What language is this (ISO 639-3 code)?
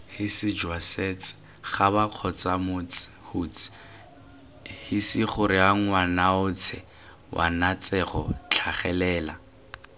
tsn